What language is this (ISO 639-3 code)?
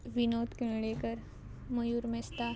kok